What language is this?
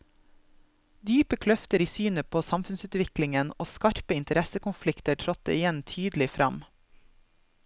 Norwegian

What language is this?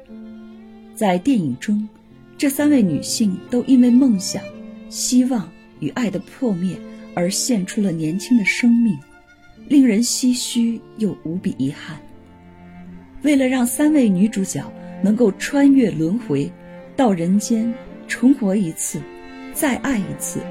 Chinese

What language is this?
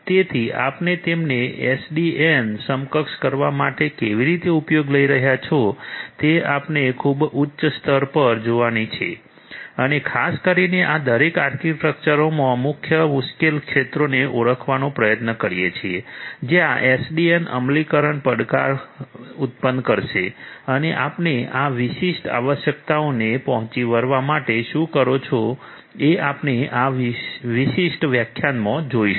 Gujarati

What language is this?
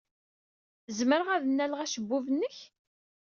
Kabyle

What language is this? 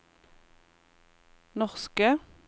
Norwegian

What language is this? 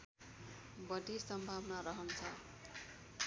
Nepali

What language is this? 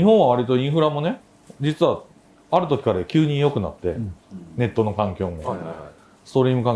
Japanese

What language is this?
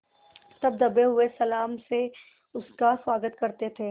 Hindi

